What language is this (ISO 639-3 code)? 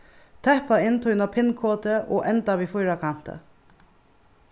fao